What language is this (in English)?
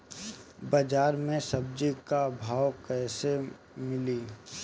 Bhojpuri